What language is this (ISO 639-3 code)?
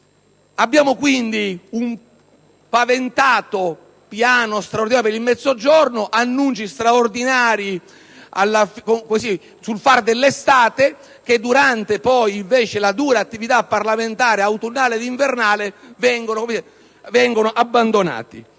ita